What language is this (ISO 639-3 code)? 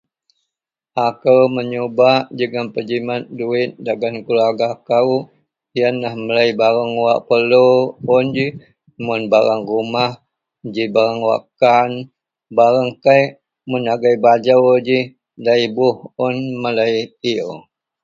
mel